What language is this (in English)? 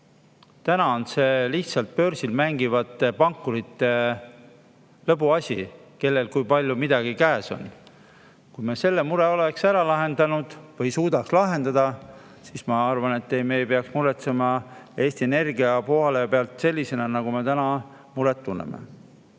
Estonian